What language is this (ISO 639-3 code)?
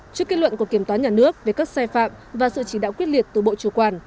vie